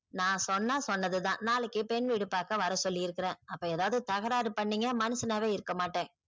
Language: Tamil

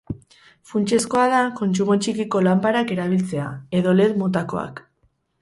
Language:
Basque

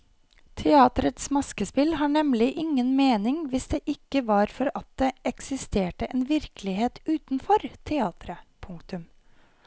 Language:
Norwegian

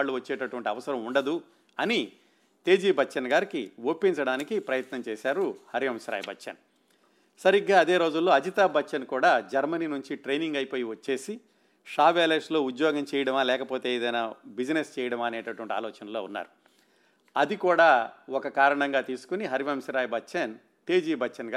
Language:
Telugu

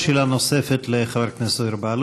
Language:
Hebrew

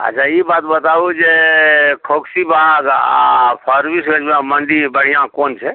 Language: Maithili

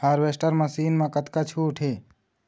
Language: Chhattisgarhi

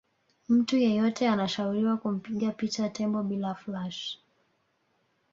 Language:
Swahili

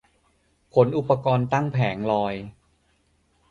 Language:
Thai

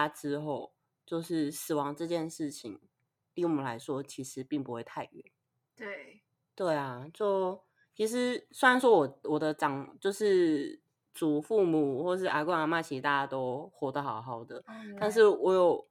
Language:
Chinese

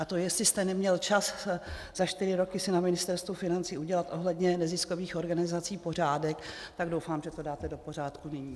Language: Czech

